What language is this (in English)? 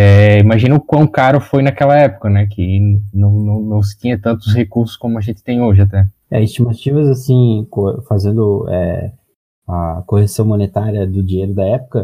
Portuguese